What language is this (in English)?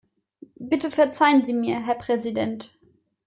German